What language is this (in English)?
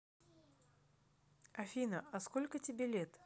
Russian